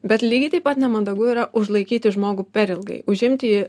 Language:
Lithuanian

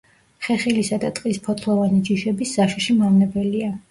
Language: Georgian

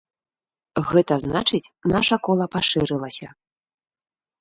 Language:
Belarusian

